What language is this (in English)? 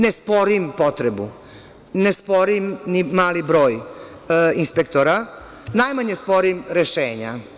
Serbian